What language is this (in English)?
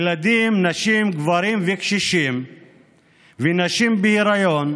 Hebrew